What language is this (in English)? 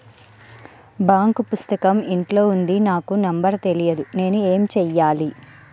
Telugu